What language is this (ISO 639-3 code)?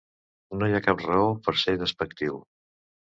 cat